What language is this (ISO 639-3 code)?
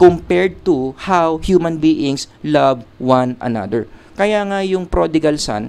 fil